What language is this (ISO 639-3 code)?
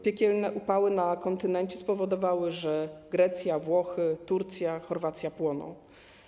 pol